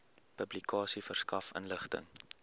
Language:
Afrikaans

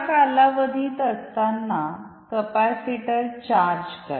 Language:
Marathi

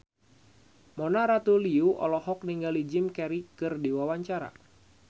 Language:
Sundanese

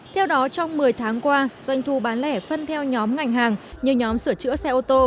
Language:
Vietnamese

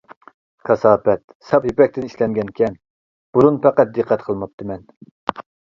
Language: Uyghur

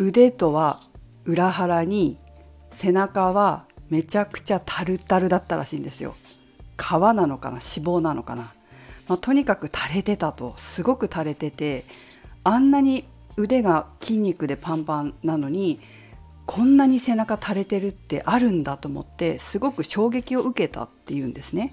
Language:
Japanese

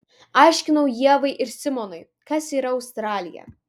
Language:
Lithuanian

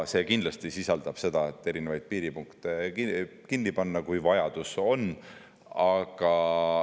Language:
Estonian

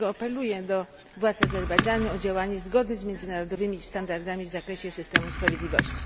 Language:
Polish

